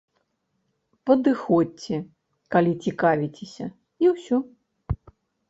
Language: Belarusian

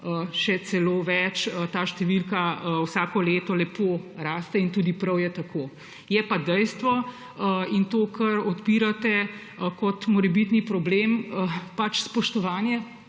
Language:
Slovenian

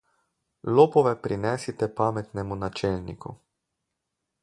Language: Slovenian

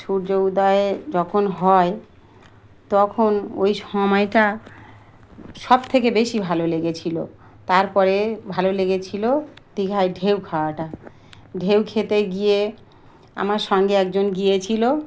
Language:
Bangla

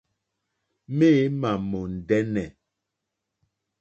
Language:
Mokpwe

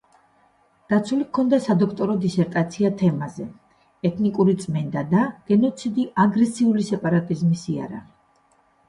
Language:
Georgian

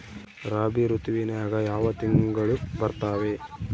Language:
Kannada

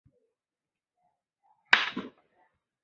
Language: Chinese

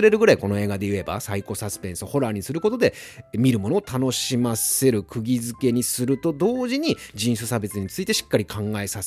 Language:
Japanese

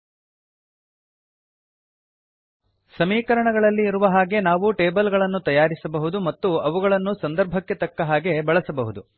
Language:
Kannada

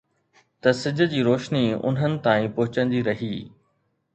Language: Sindhi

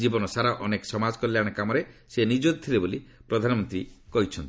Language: Odia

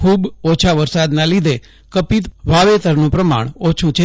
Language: Gujarati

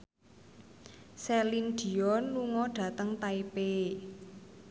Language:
Javanese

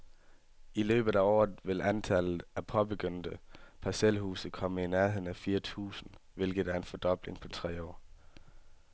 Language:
Danish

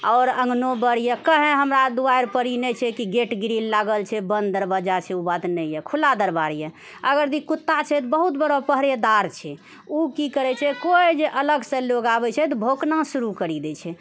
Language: Maithili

